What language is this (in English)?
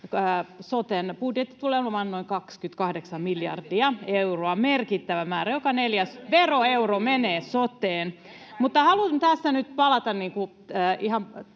Finnish